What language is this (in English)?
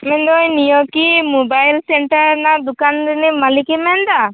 Santali